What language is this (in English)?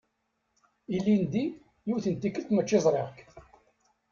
Kabyle